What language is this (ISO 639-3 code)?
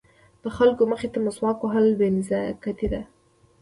pus